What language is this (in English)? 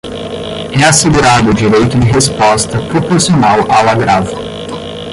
Portuguese